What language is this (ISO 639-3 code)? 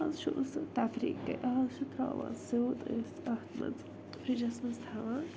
kas